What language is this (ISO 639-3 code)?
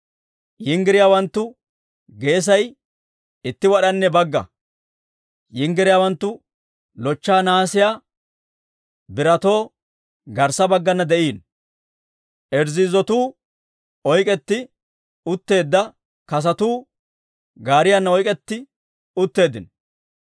dwr